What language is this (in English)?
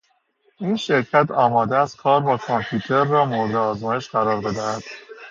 Persian